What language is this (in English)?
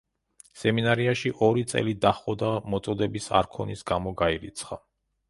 Georgian